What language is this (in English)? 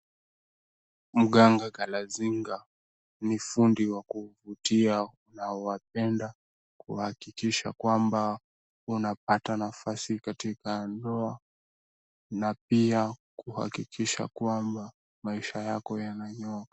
Swahili